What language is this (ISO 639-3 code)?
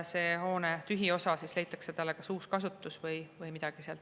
est